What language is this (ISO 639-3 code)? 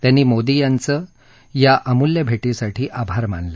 mar